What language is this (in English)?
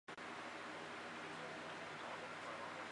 Chinese